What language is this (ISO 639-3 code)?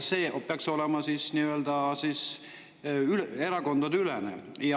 est